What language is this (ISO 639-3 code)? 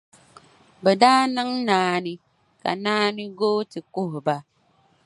dag